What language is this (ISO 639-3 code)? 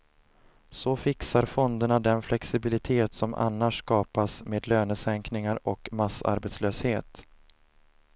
swe